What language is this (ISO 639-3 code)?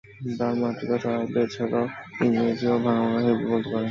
ben